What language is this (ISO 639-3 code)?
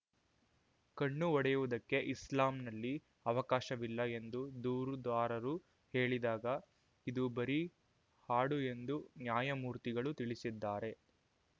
kan